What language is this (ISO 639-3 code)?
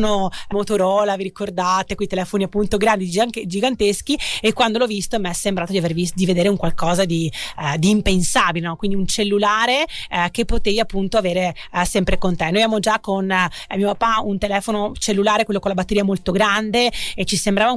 ita